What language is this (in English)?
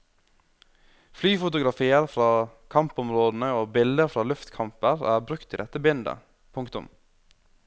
Norwegian